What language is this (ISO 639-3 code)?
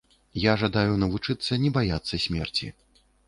bel